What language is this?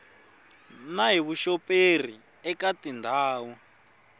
Tsonga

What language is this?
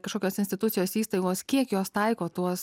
Lithuanian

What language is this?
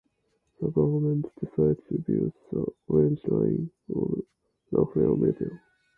English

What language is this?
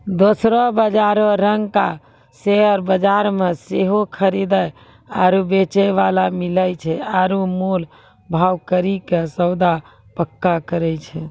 Maithili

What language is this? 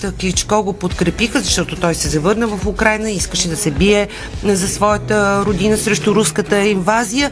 Bulgarian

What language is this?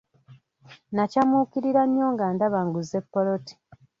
Ganda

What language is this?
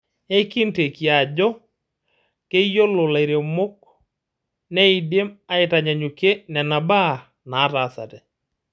Masai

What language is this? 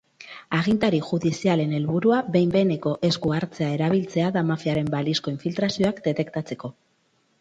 Basque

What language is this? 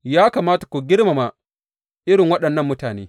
Hausa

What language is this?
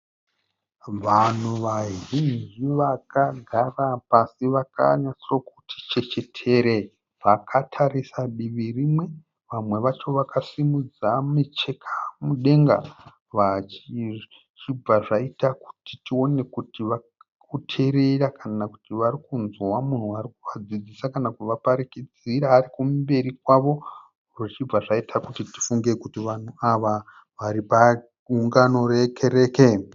Shona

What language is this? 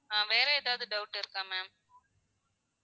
Tamil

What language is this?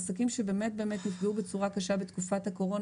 Hebrew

